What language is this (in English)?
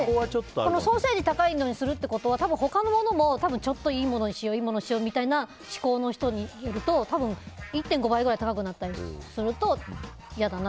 Japanese